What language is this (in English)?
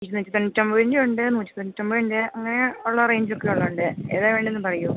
Malayalam